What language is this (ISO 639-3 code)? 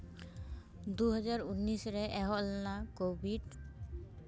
sat